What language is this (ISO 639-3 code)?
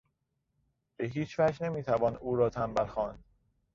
fas